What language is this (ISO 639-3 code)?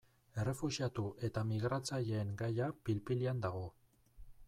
eus